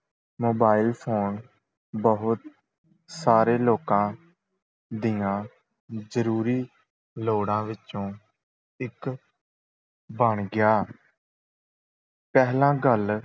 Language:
Punjabi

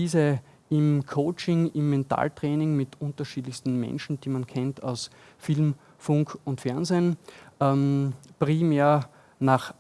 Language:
German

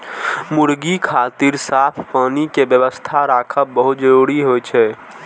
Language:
Maithili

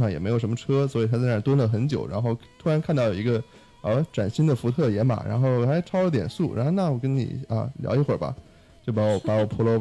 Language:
Chinese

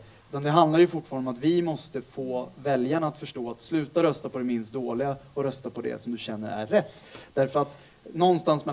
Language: Swedish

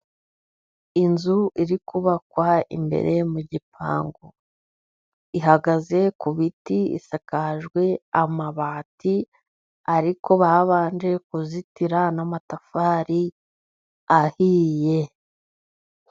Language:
Kinyarwanda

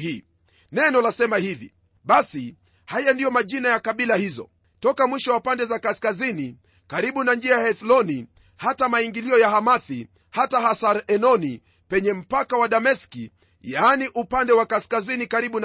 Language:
Swahili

